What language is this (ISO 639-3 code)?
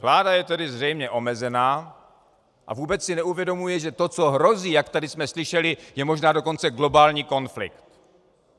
ces